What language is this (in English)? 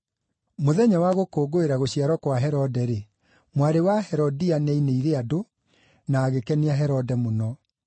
Kikuyu